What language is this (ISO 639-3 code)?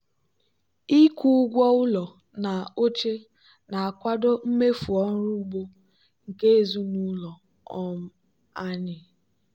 ibo